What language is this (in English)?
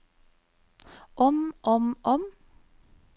Norwegian